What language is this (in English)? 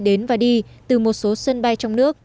Vietnamese